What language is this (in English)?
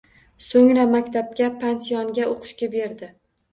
Uzbek